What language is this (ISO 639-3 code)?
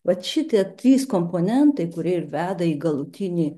lit